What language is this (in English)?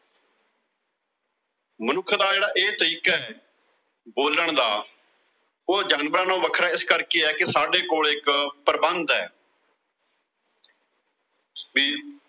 Punjabi